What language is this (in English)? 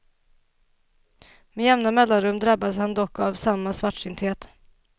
Swedish